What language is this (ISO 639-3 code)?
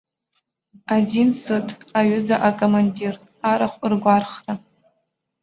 abk